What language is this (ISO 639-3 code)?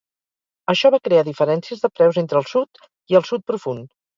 cat